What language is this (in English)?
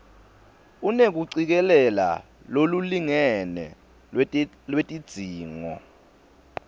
Swati